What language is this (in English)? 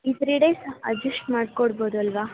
Kannada